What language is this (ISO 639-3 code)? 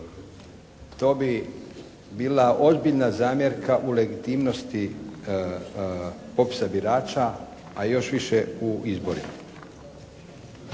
hrv